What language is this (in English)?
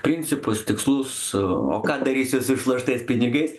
Lithuanian